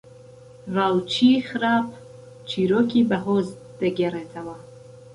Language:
Central Kurdish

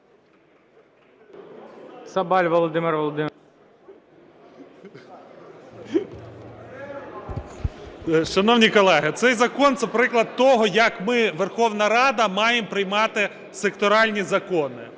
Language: Ukrainian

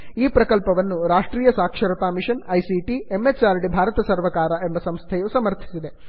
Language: Kannada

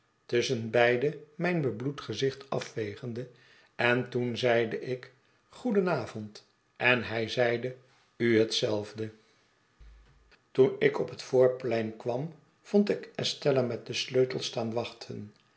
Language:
Dutch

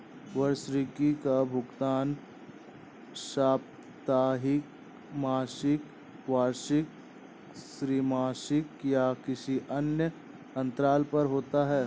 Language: Hindi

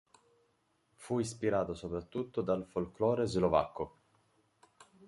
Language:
Italian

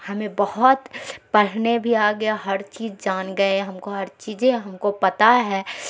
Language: Urdu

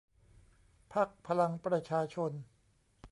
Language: Thai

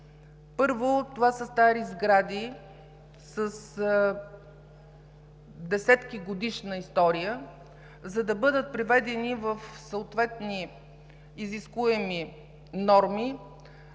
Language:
Bulgarian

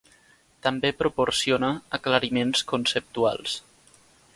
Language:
Catalan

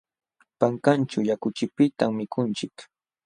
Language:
Jauja Wanca Quechua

